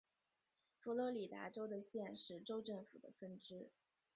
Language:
Chinese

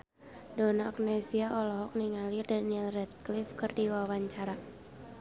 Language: Sundanese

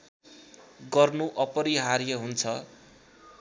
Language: Nepali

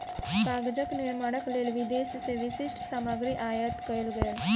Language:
Maithili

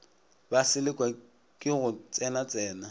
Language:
Northern Sotho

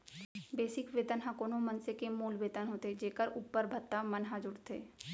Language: Chhattisgarhi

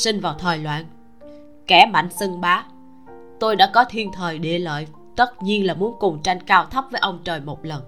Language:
Vietnamese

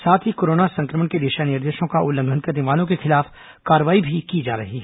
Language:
Hindi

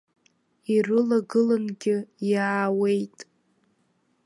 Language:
Abkhazian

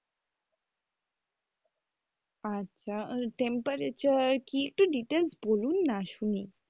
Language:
Bangla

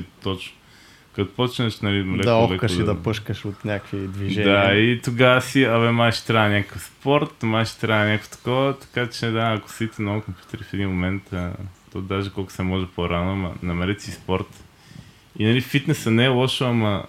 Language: Bulgarian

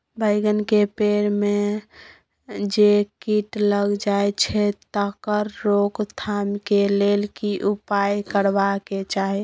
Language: Maithili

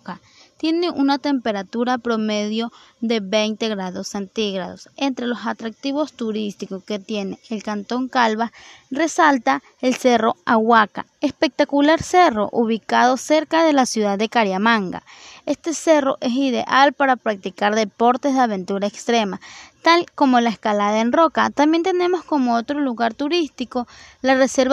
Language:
Spanish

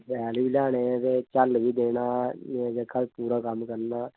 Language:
Dogri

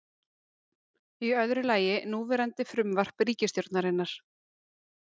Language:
Icelandic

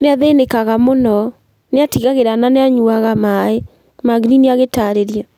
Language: Kikuyu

